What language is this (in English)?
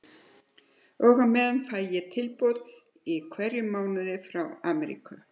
Icelandic